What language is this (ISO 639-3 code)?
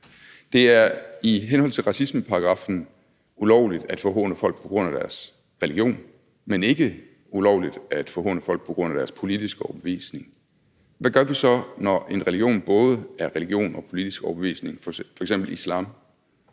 dan